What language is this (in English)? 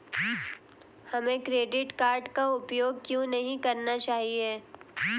Hindi